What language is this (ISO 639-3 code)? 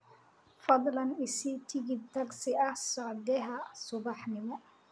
som